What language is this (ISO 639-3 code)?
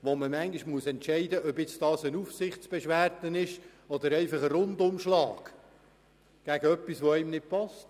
gsw